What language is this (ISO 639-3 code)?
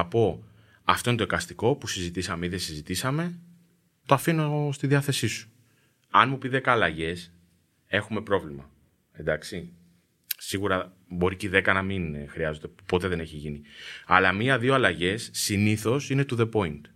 ell